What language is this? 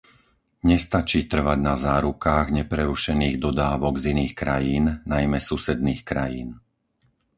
Slovak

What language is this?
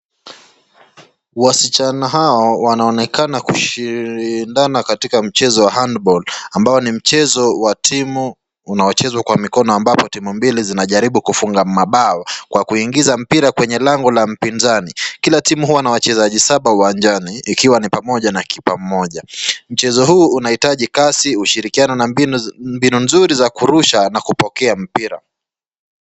Swahili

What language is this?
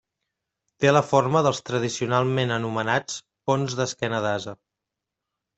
Catalan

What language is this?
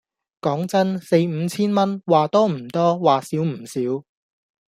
Cantonese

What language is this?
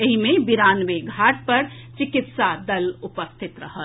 Maithili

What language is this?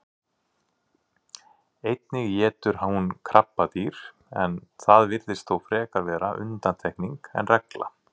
Icelandic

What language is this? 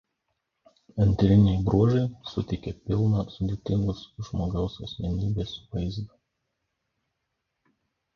Lithuanian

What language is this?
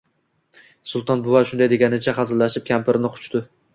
Uzbek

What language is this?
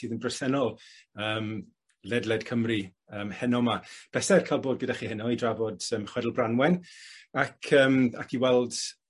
Welsh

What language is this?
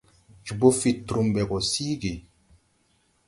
Tupuri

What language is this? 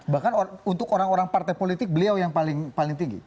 Indonesian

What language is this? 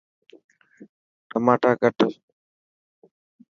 Dhatki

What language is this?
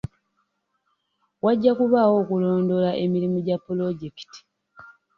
Ganda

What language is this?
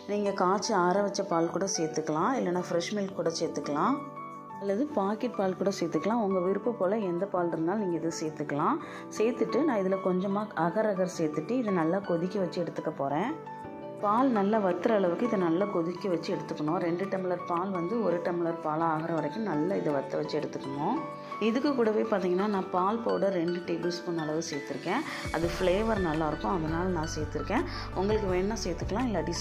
Tamil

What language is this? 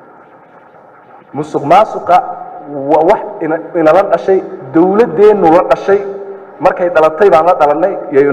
Arabic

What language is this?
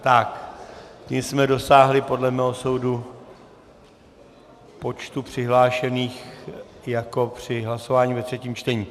Czech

